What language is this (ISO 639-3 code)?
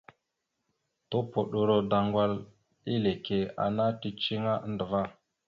mxu